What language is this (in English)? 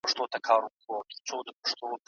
Pashto